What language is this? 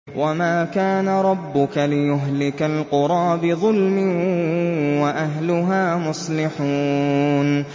Arabic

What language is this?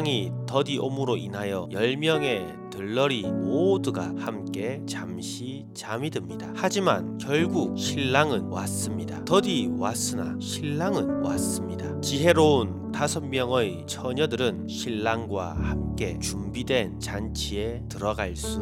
Korean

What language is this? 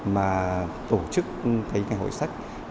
Vietnamese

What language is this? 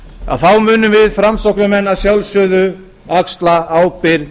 Icelandic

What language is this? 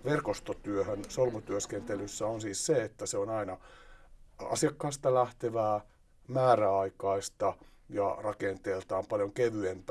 Finnish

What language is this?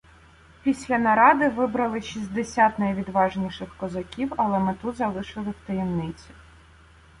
Ukrainian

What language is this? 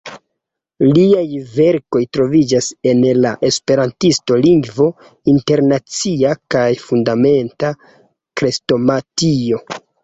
Esperanto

